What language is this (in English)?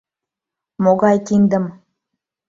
Mari